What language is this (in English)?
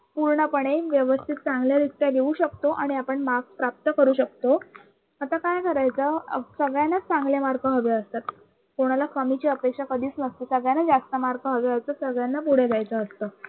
Marathi